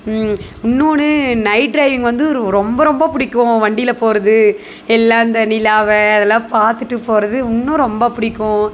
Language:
Tamil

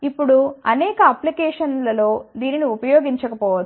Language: Telugu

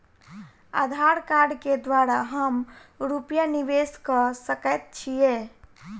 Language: Maithili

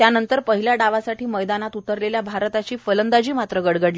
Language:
Marathi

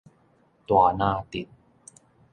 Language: Min Nan Chinese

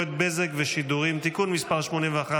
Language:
Hebrew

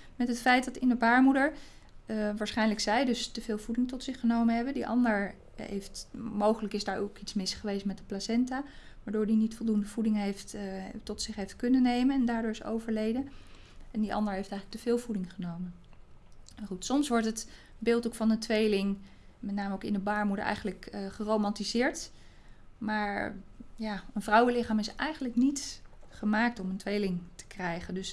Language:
Dutch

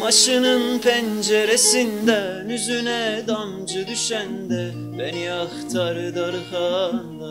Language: Turkish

